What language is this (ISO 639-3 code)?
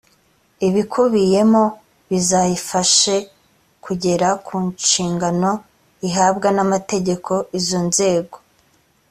kin